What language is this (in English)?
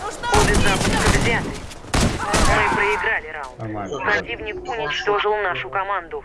Russian